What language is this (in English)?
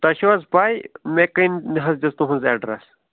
Kashmiri